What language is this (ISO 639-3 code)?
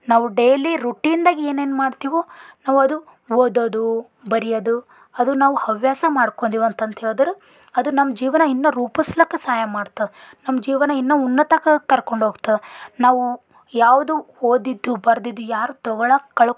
kan